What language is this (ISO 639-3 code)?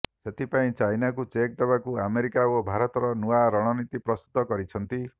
ori